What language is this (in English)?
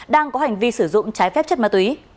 Vietnamese